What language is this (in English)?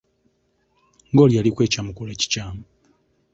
Ganda